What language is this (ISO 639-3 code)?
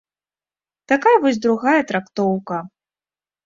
bel